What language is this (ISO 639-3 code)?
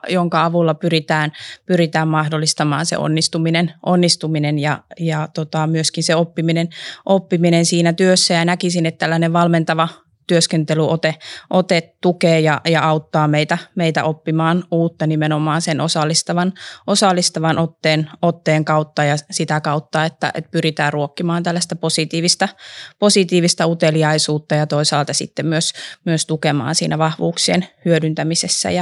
fin